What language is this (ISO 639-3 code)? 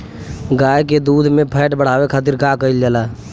bho